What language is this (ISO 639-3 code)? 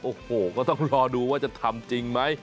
tha